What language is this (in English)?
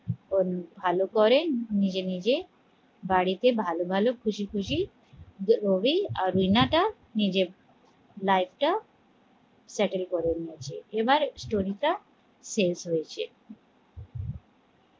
Bangla